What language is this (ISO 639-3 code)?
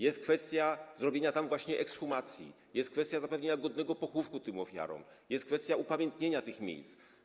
pol